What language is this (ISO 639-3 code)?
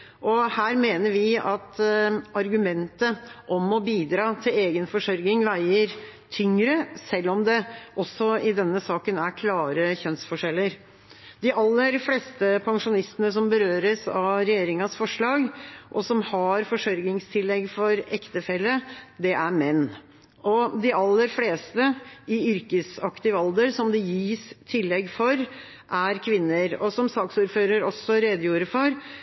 nob